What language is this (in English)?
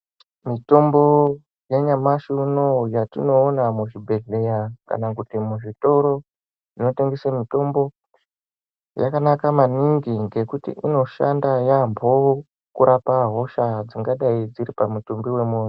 Ndau